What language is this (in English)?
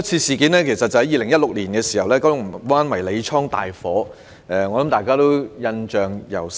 Cantonese